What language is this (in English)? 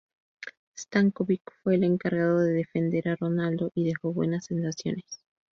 Spanish